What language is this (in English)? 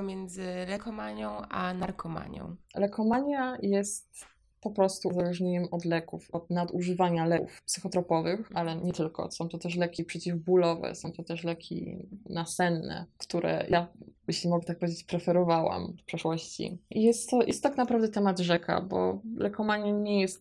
Polish